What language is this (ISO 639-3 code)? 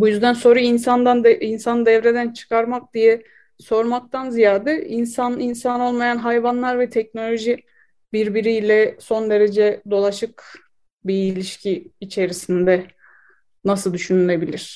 tur